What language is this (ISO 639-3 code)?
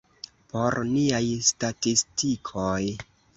epo